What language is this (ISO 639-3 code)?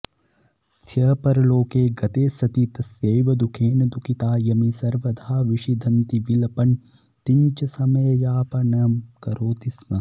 san